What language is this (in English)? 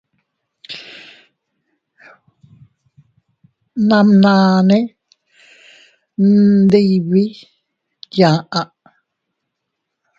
Teutila Cuicatec